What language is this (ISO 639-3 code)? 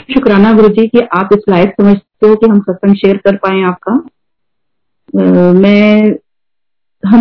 hin